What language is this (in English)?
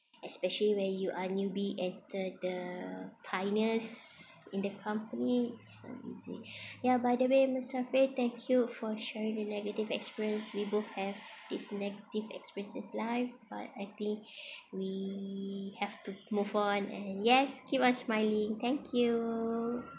English